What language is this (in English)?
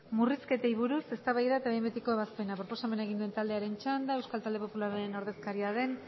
Basque